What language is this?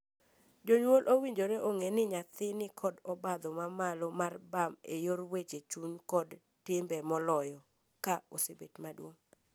Luo (Kenya and Tanzania)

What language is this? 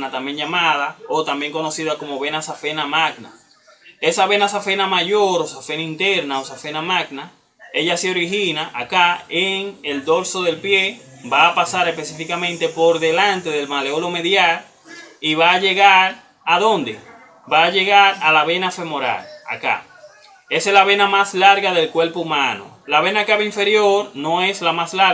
Spanish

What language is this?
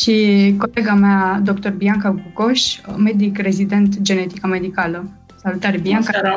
Romanian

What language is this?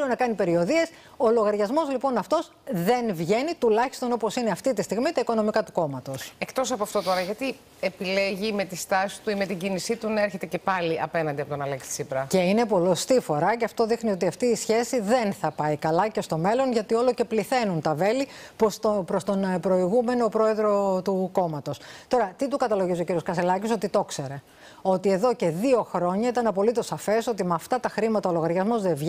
Greek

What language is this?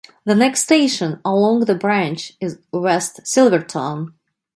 English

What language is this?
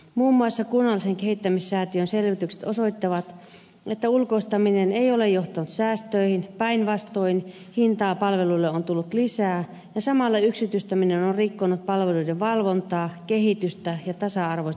Finnish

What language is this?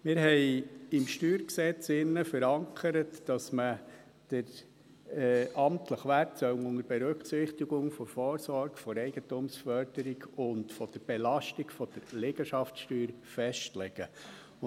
Swiss German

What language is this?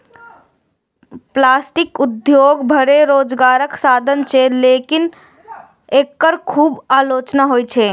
Maithili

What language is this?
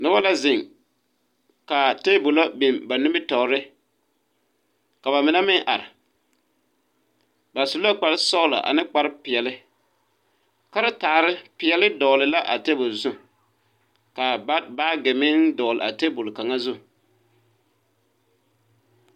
Southern Dagaare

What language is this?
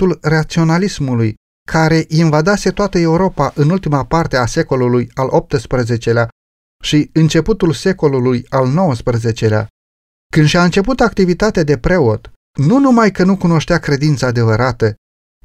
Romanian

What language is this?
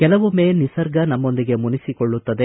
Kannada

